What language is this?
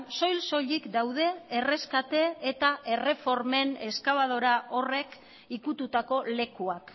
Basque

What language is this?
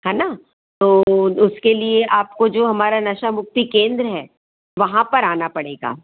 Hindi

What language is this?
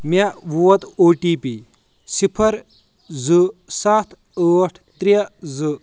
Kashmiri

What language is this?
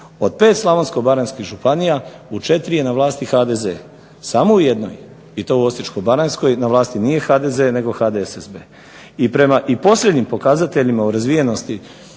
Croatian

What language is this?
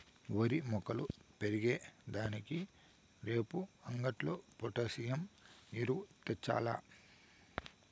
Telugu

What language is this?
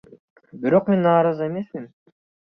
Kyrgyz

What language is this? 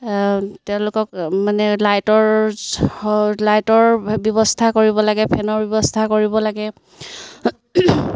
Assamese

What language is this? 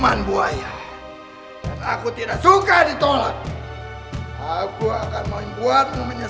Indonesian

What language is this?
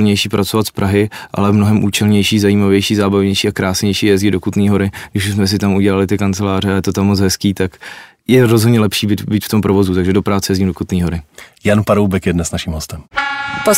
Czech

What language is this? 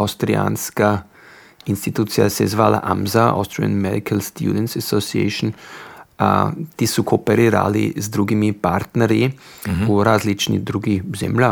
Croatian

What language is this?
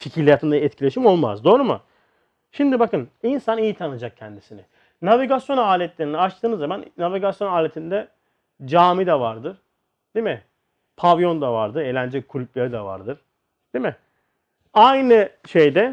Turkish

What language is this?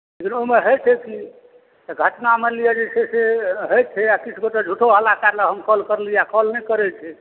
Maithili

